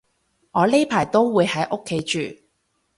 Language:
Cantonese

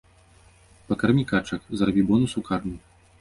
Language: Belarusian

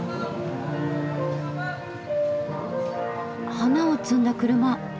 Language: Japanese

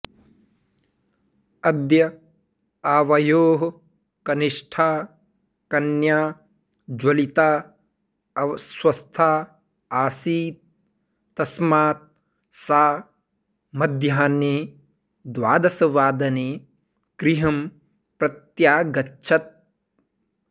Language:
Sanskrit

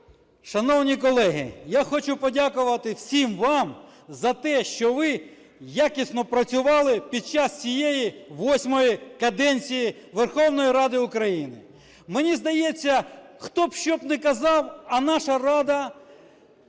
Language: Ukrainian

